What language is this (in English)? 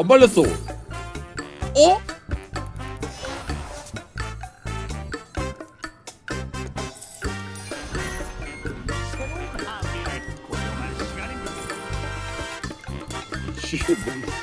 Korean